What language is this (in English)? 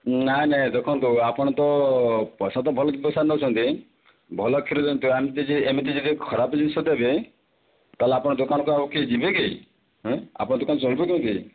Odia